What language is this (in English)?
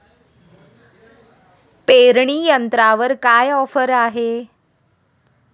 Marathi